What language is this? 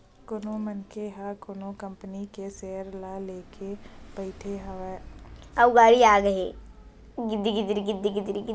Chhattisgarhi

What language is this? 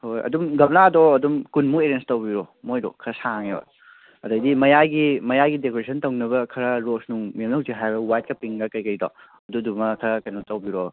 Manipuri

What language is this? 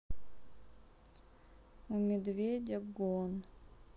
Russian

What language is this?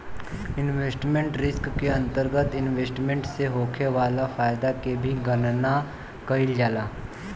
Bhojpuri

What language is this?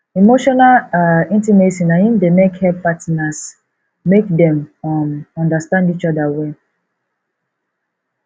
Nigerian Pidgin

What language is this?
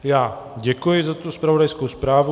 Czech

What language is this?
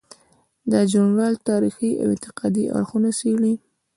Pashto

